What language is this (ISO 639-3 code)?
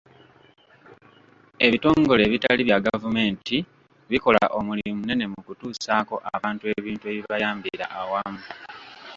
lug